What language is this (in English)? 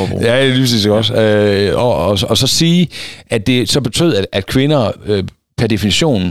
Danish